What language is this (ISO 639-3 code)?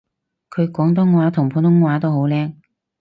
yue